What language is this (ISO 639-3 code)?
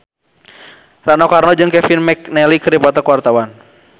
sun